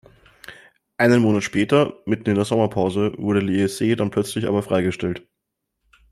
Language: German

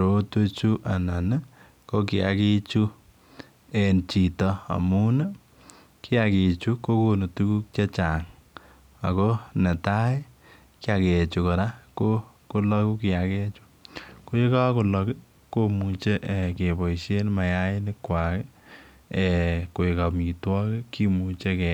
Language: Kalenjin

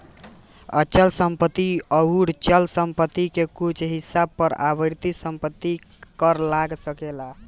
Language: Bhojpuri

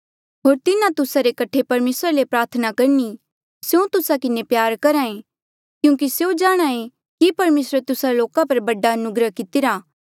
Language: Mandeali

